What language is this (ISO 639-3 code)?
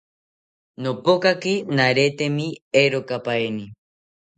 cpy